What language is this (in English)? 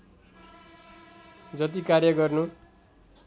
Nepali